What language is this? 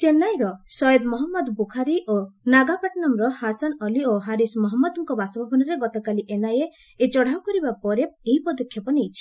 Odia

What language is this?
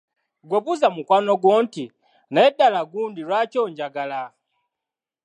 Ganda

